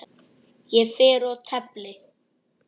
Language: Icelandic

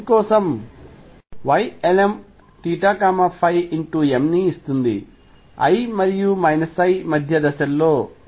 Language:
Telugu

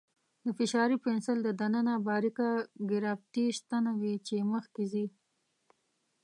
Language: Pashto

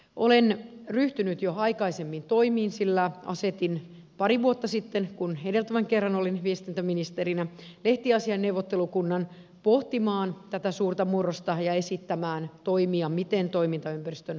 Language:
Finnish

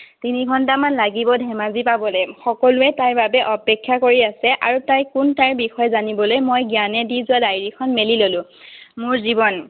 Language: Assamese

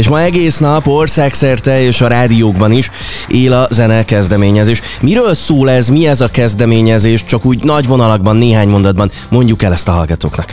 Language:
Hungarian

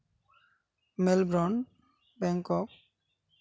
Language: Santali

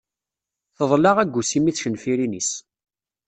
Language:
Kabyle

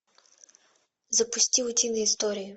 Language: Russian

